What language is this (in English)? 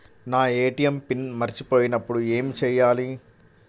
Telugu